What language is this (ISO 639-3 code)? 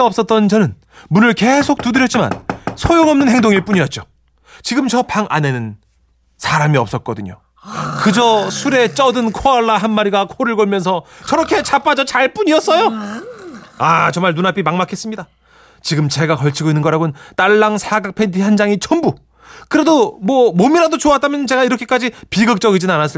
kor